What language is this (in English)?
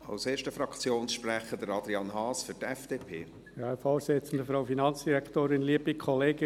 Swiss German